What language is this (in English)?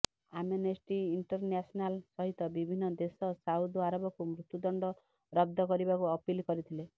Odia